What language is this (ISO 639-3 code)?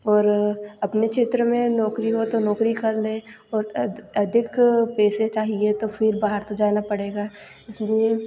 hin